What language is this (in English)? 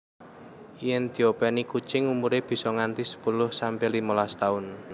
Javanese